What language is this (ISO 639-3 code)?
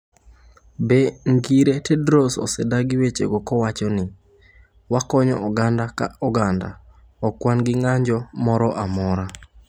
luo